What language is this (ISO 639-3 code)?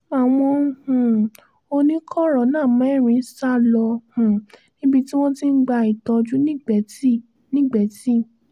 yor